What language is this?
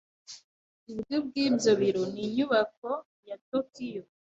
Kinyarwanda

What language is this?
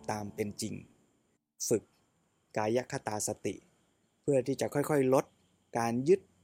Thai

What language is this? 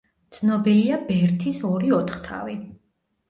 Georgian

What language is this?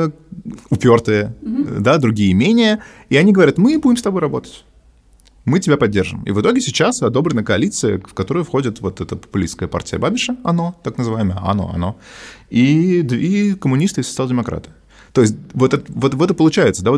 Russian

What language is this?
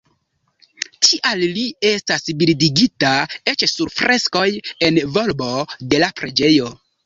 Esperanto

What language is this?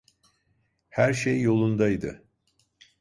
Turkish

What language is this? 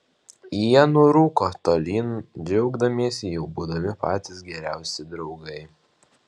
Lithuanian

